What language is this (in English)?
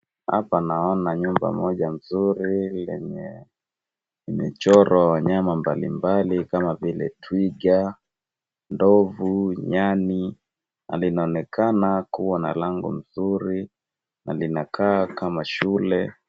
Swahili